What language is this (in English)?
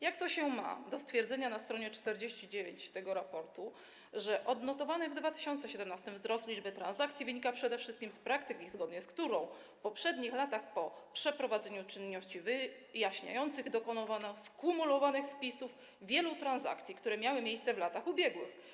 Polish